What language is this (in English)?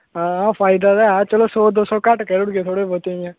Dogri